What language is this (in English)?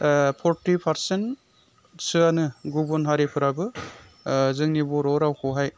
Bodo